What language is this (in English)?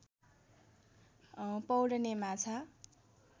Nepali